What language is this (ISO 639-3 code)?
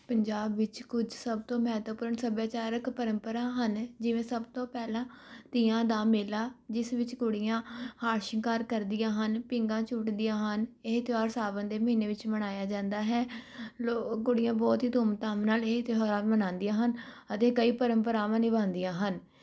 pan